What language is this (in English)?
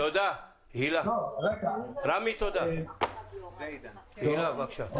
Hebrew